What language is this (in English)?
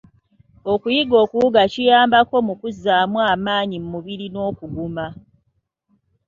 Ganda